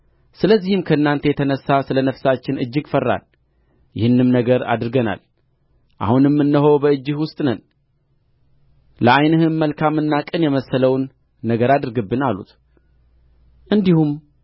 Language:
Amharic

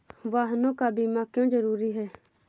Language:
Hindi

